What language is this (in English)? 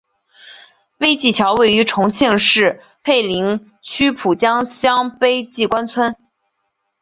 Chinese